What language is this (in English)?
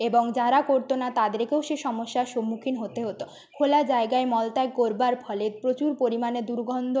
Bangla